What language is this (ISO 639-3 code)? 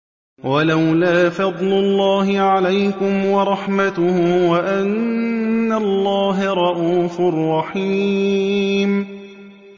ara